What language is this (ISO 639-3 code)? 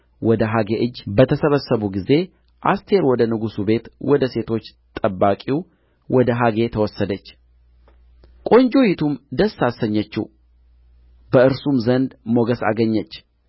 amh